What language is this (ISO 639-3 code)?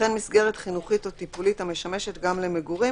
heb